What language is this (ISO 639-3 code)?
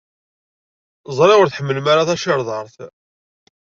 kab